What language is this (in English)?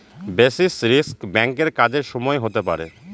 Bangla